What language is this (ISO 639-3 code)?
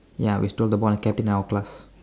eng